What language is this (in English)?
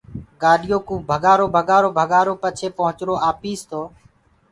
Gurgula